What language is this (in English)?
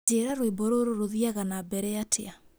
Kikuyu